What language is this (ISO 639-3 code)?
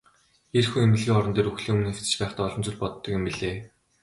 mon